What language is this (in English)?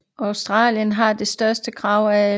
Danish